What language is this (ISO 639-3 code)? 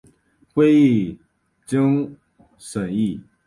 zho